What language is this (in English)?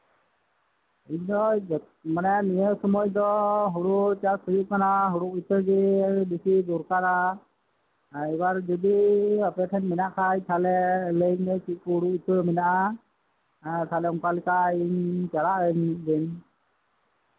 Santali